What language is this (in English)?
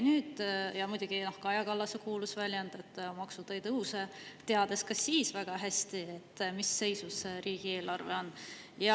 Estonian